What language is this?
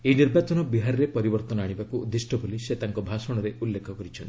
Odia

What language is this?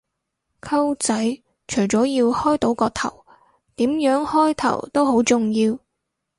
Cantonese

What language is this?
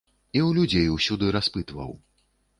Belarusian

